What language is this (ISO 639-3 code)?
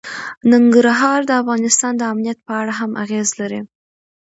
pus